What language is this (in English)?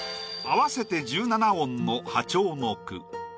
Japanese